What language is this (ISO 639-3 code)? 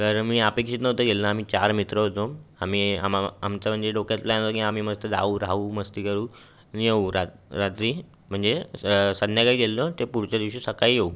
mar